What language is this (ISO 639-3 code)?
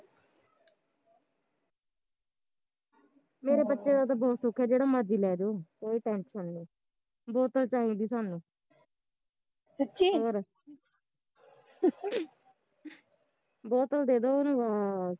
pan